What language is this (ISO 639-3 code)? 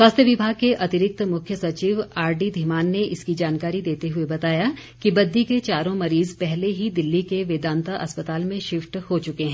hin